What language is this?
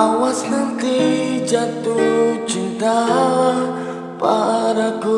Vietnamese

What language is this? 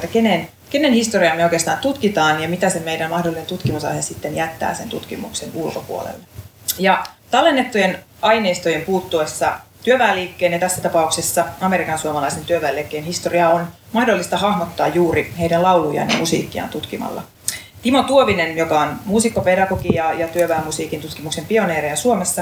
Finnish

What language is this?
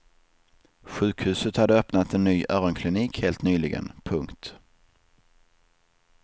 Swedish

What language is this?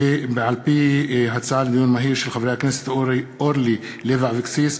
Hebrew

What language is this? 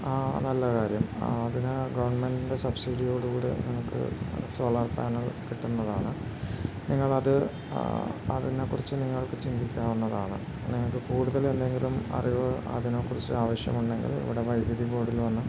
Malayalam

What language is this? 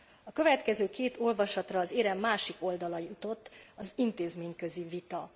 Hungarian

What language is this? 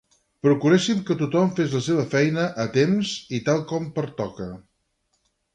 Catalan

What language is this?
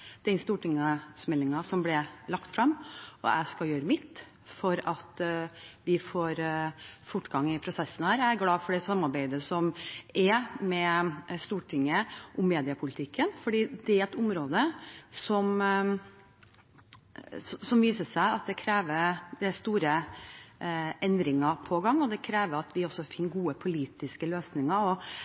Norwegian Bokmål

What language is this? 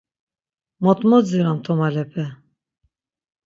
Laz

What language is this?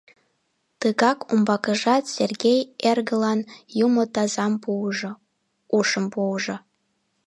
Mari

